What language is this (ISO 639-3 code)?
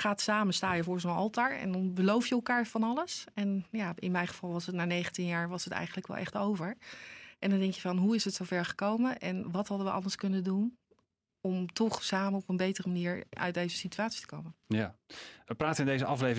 nld